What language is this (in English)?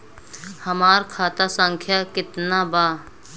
Bhojpuri